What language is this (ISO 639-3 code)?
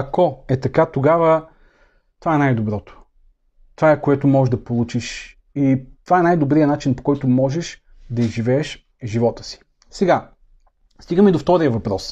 bul